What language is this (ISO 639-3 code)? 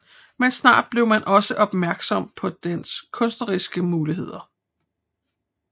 dan